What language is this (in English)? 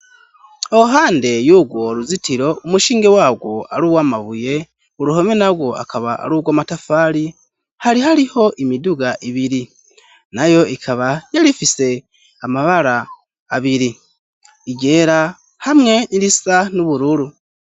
Rundi